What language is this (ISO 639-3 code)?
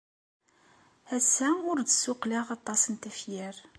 kab